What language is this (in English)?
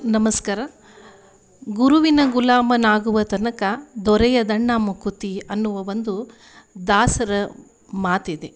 Kannada